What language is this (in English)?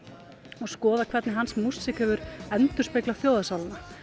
Icelandic